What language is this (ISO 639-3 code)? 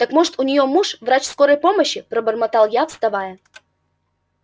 rus